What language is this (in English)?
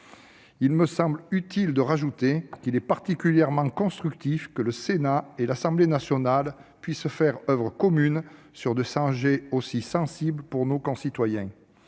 French